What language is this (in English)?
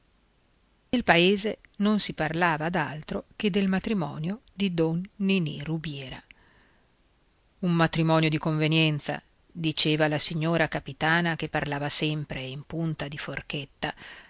Italian